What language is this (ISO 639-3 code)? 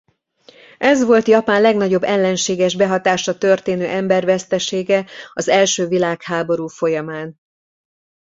hun